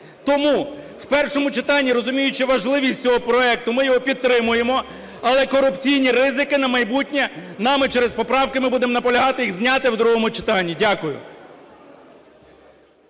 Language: Ukrainian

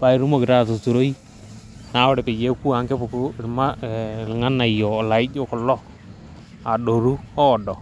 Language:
Masai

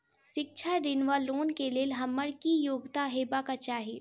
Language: Maithili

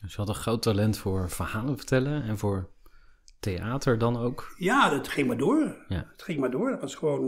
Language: Dutch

